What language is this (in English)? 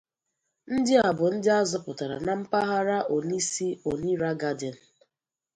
Igbo